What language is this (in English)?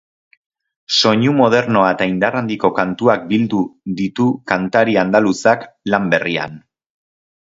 Basque